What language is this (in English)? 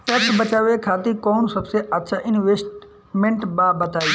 Bhojpuri